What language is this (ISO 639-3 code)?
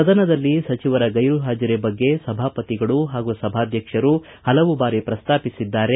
kan